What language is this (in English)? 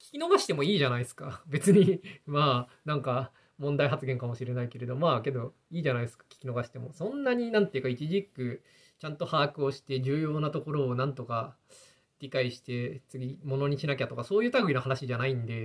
Japanese